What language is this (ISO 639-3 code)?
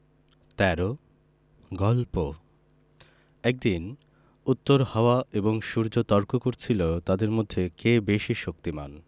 ben